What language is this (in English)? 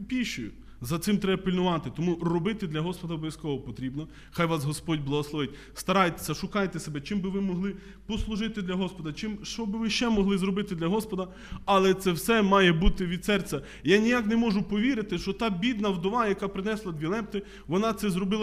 Ukrainian